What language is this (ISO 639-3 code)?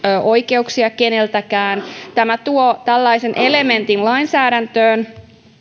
fin